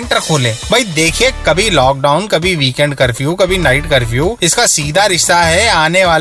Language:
Hindi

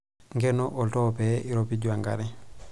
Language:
Masai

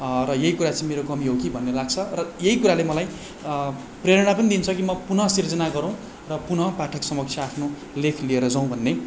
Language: Nepali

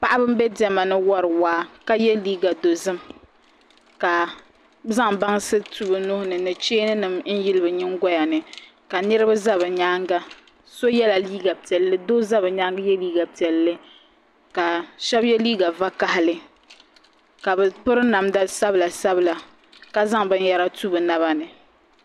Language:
Dagbani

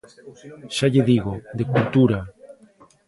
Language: Galician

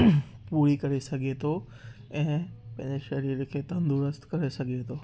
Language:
Sindhi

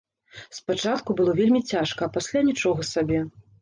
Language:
Belarusian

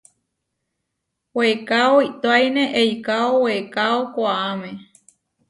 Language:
Huarijio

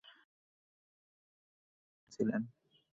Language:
Bangla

